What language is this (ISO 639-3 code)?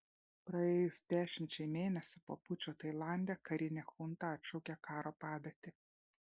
lit